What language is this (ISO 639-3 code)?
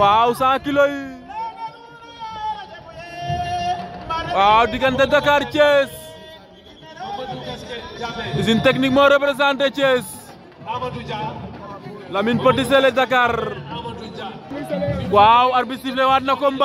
ara